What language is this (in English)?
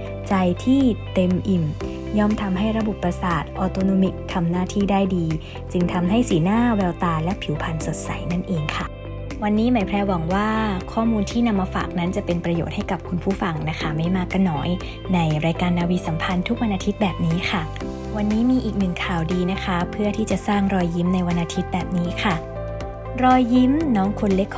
Thai